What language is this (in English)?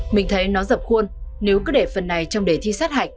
Vietnamese